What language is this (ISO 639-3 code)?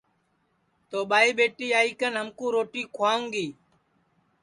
ssi